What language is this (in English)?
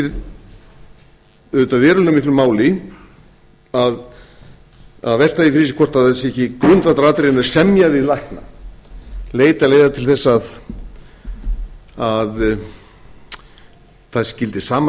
Icelandic